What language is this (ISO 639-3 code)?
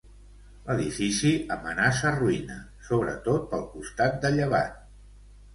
cat